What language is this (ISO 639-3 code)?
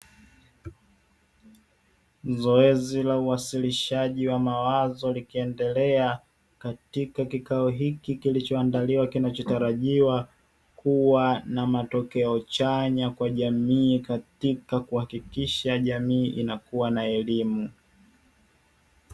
swa